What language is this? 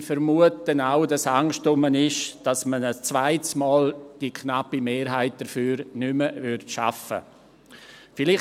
Swiss German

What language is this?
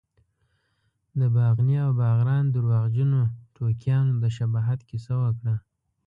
Pashto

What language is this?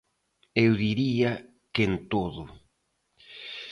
Galician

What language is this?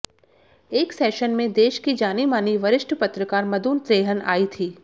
Hindi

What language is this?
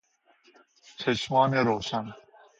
Persian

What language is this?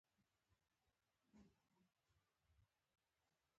Pashto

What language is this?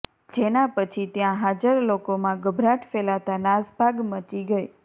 Gujarati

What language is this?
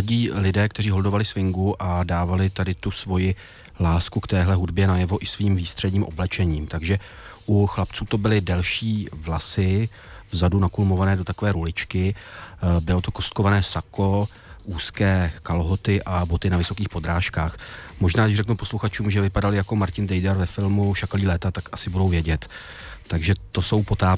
Czech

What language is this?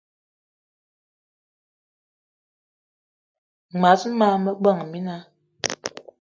Eton (Cameroon)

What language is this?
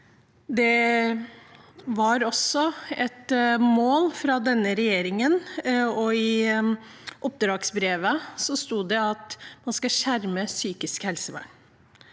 Norwegian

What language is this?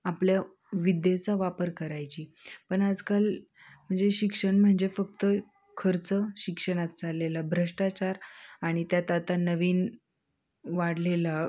Marathi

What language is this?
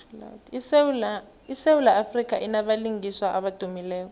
South Ndebele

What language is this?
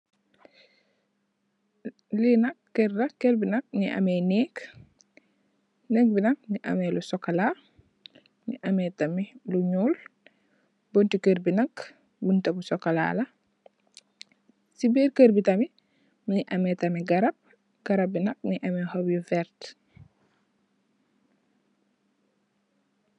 Wolof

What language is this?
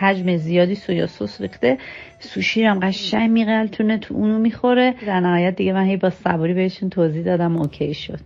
Persian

